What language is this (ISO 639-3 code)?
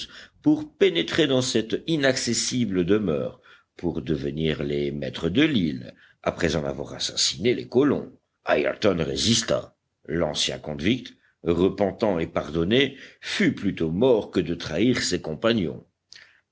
fra